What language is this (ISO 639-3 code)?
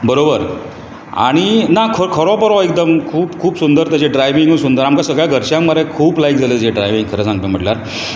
kok